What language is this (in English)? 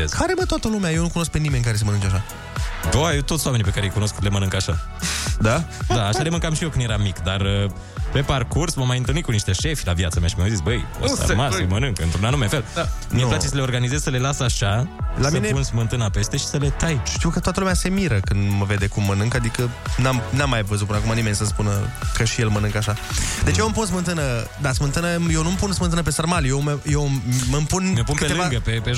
Romanian